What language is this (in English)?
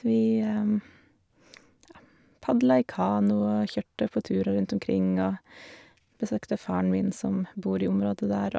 Norwegian